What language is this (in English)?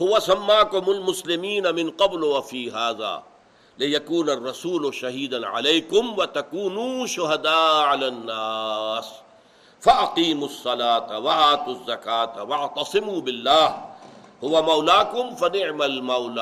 Urdu